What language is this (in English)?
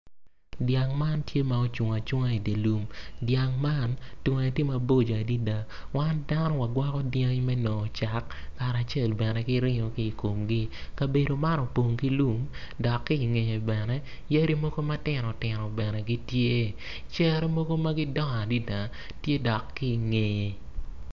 Acoli